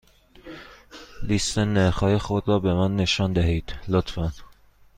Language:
Persian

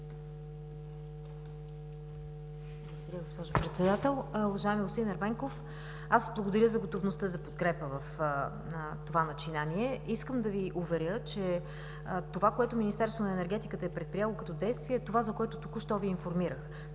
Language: Bulgarian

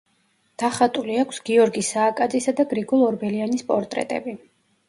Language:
Georgian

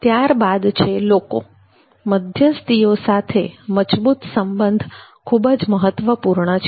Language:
Gujarati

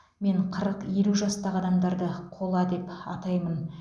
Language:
Kazakh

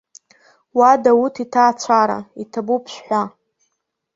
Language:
Abkhazian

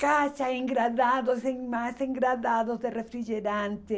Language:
Portuguese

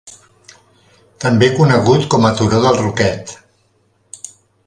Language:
Catalan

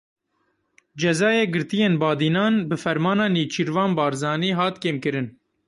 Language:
Kurdish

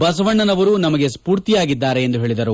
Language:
Kannada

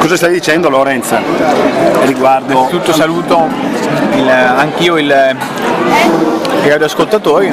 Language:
Italian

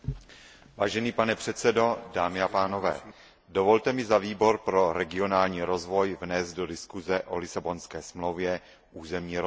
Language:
Czech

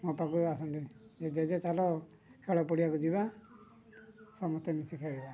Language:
Odia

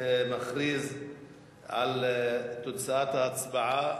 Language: Hebrew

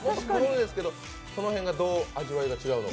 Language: Japanese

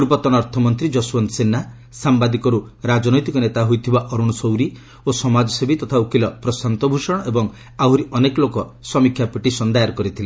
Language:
Odia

